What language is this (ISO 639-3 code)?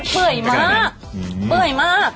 tha